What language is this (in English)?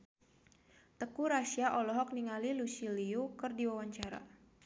Sundanese